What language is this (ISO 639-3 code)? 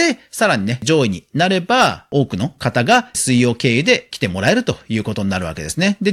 jpn